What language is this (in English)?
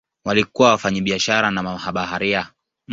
Swahili